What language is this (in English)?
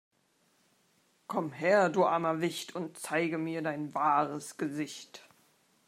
German